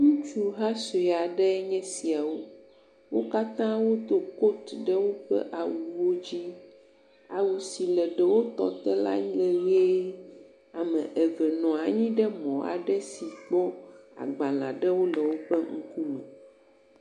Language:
Ewe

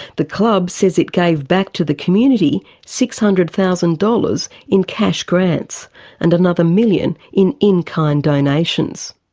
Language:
English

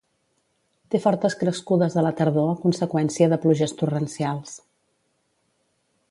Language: Catalan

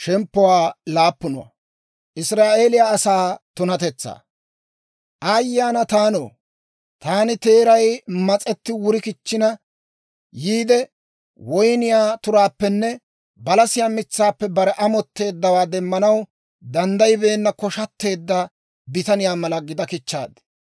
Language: Dawro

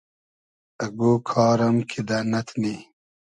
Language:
Hazaragi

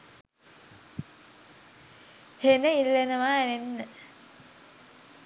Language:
Sinhala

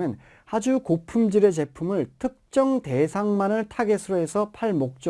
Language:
Korean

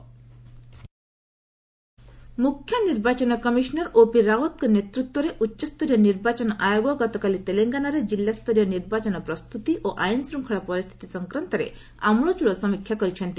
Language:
Odia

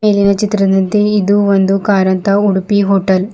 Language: Kannada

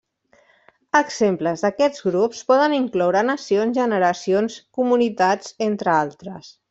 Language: Catalan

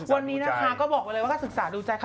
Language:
Thai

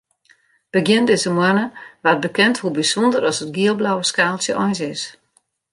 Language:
Western Frisian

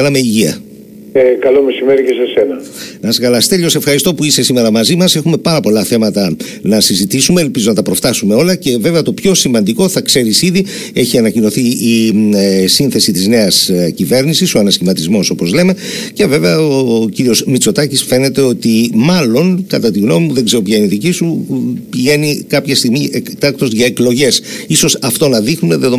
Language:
Greek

